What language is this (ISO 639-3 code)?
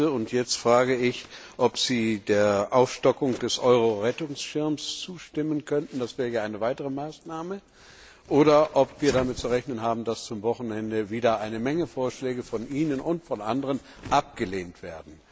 deu